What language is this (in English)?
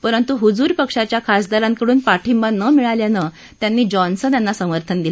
Marathi